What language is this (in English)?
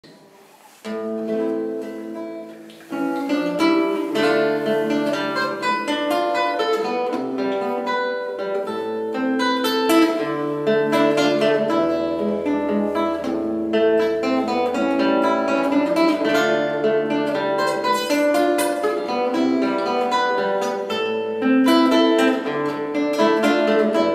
Ukrainian